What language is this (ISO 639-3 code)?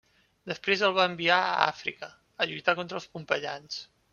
cat